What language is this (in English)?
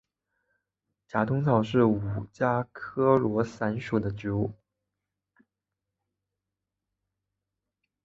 Chinese